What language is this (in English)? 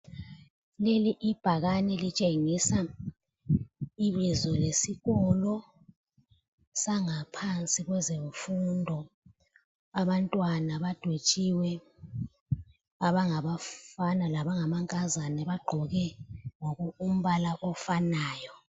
North Ndebele